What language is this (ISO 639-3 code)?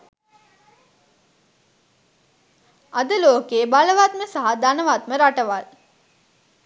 sin